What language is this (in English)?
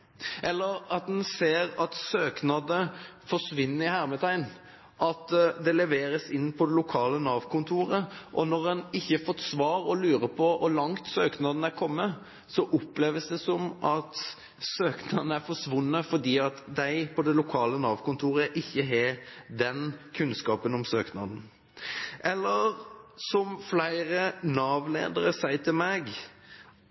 Norwegian Bokmål